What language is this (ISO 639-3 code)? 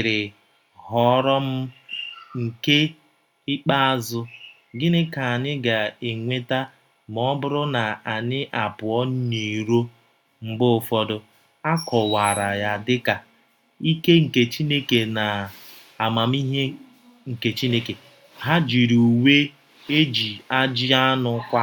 ibo